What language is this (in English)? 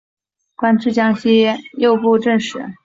Chinese